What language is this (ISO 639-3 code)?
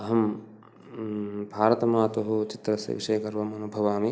san